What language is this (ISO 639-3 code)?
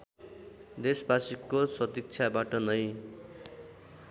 nep